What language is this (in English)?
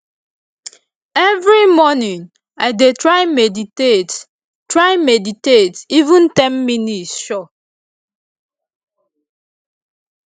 Nigerian Pidgin